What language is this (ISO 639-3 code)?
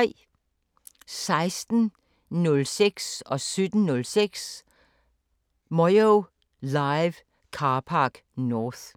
dan